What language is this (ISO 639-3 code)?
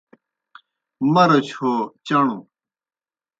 plk